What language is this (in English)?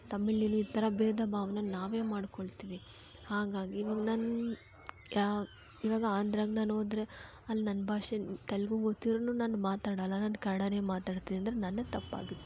Kannada